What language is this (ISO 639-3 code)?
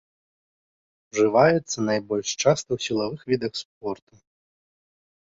bel